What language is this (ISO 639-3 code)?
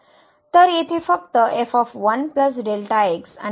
mar